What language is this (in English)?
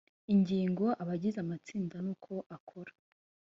Kinyarwanda